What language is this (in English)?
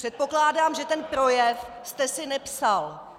Czech